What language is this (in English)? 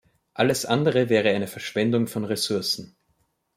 German